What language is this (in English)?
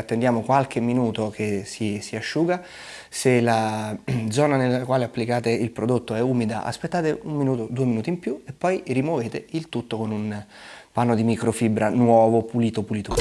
Italian